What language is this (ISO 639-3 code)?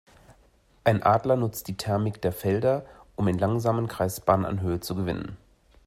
deu